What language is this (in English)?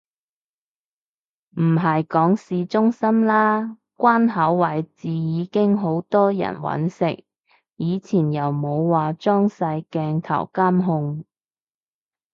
Cantonese